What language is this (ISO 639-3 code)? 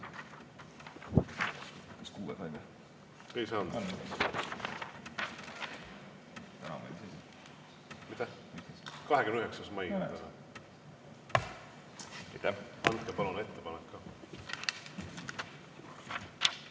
est